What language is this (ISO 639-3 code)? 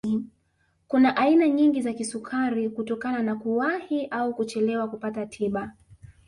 swa